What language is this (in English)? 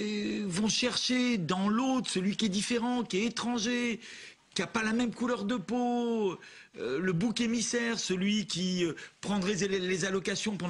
French